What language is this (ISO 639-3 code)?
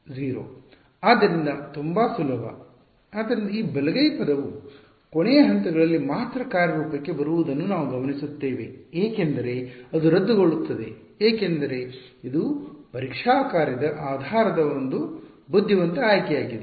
kan